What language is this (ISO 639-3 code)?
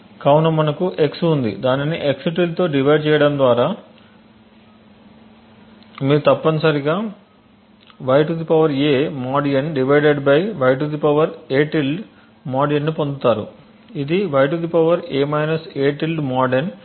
tel